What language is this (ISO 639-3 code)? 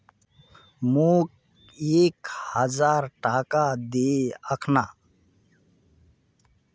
mag